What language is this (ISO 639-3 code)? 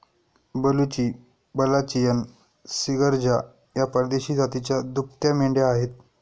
mar